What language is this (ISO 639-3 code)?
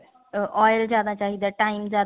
pan